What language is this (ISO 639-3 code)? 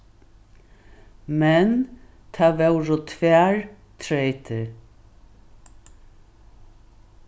fao